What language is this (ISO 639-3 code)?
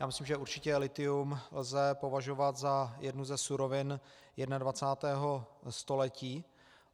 ces